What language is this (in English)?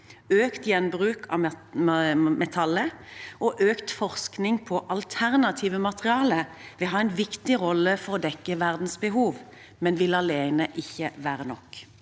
Norwegian